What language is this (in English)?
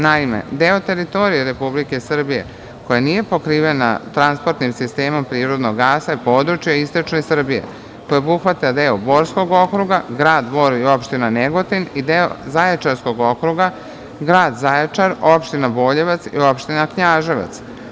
Serbian